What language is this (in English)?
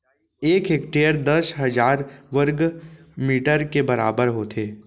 Chhattisgarhi